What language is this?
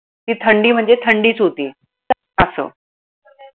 Marathi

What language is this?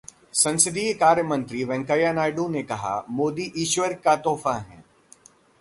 Hindi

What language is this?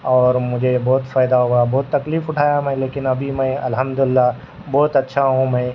Urdu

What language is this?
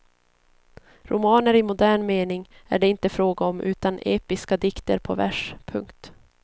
Swedish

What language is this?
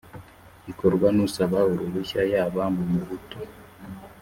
Kinyarwanda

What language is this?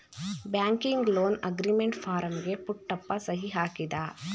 Kannada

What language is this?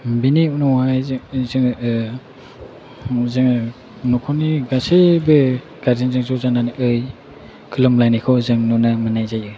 Bodo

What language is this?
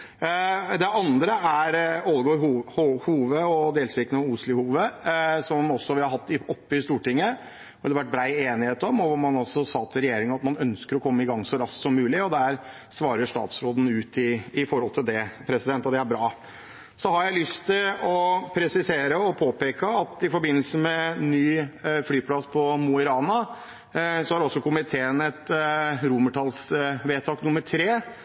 Norwegian Bokmål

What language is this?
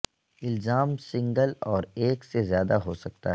Urdu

